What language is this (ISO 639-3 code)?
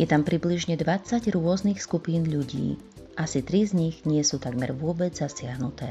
slk